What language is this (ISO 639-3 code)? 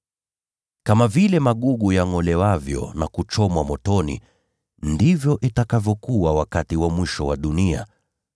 swa